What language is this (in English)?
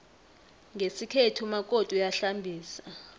South Ndebele